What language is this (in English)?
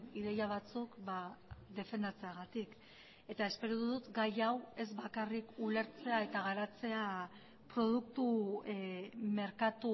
Basque